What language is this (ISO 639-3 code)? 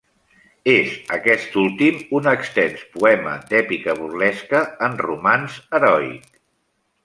cat